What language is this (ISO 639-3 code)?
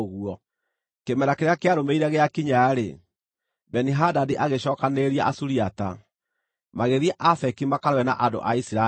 kik